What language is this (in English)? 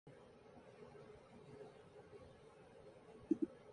Swahili